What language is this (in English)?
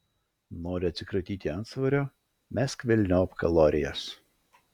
Lithuanian